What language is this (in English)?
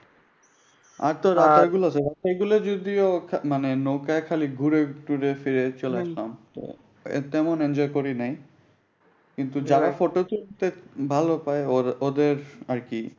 Bangla